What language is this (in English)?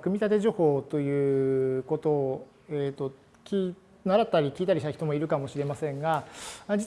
Japanese